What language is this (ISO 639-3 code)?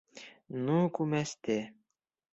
bak